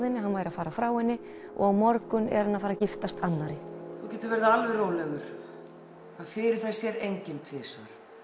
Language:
Icelandic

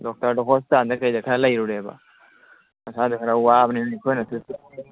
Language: Manipuri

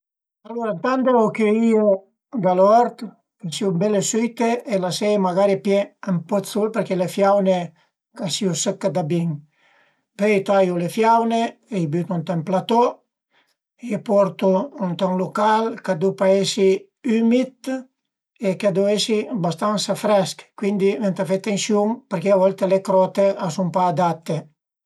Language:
Piedmontese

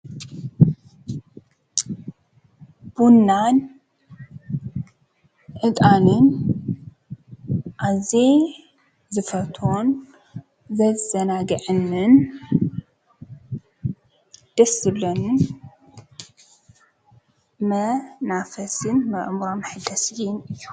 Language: Tigrinya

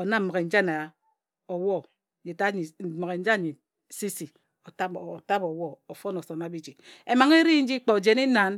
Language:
Ejagham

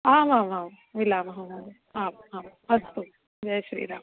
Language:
Sanskrit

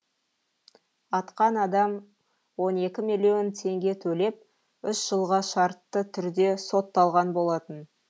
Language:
Kazakh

